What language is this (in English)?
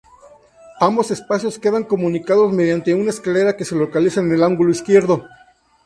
Spanish